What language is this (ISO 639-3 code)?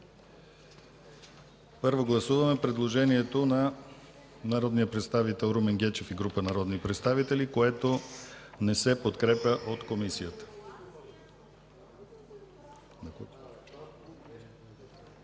bul